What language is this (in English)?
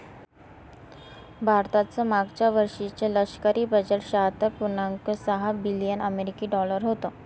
Marathi